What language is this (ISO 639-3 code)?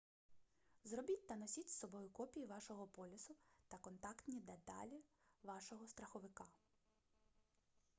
ukr